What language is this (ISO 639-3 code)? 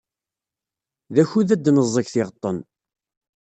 kab